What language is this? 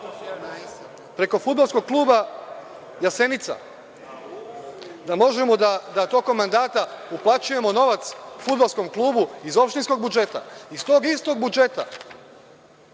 Serbian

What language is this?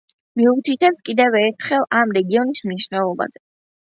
Georgian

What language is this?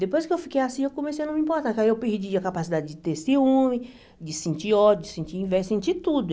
Portuguese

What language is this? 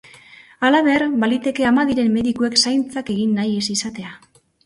Basque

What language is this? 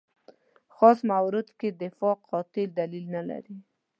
Pashto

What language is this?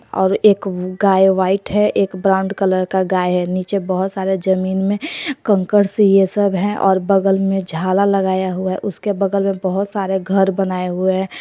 Hindi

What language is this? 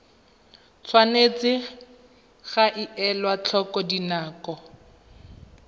Tswana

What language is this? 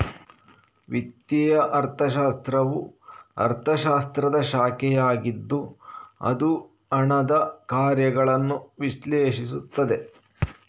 Kannada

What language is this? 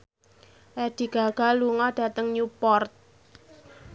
Javanese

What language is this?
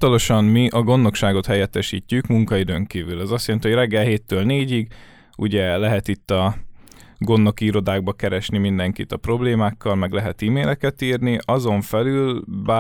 Hungarian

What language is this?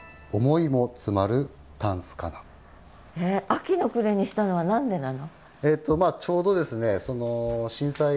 Japanese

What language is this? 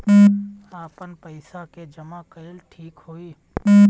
Bhojpuri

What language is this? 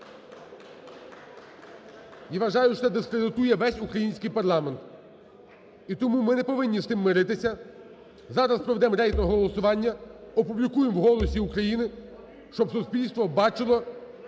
Ukrainian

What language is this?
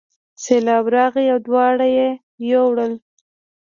Pashto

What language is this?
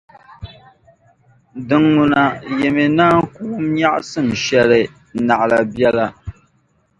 Dagbani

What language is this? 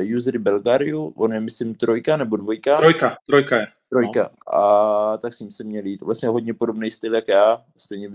Czech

